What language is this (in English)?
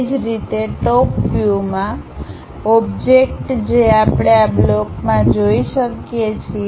Gujarati